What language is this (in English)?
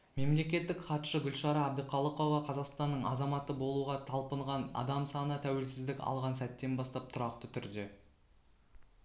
Kazakh